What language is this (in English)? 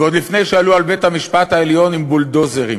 Hebrew